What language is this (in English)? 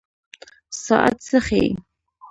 Pashto